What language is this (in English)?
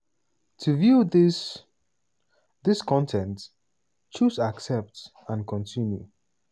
Nigerian Pidgin